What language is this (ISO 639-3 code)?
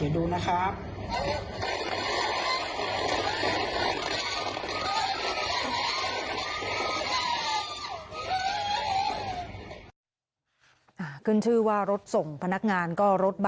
tha